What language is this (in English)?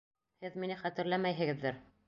Bashkir